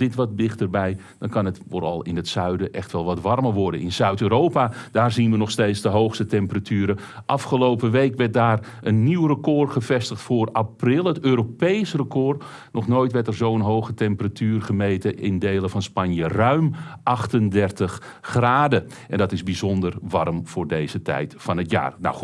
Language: Dutch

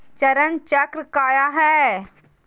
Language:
Magahi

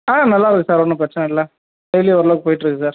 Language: Tamil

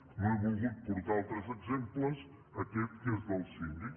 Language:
Catalan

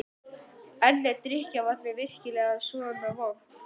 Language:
Icelandic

